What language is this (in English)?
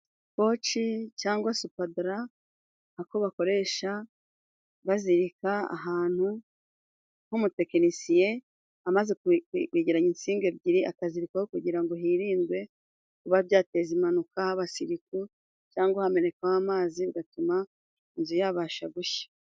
Kinyarwanda